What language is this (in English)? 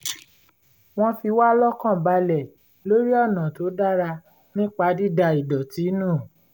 Yoruba